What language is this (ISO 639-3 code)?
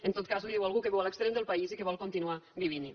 cat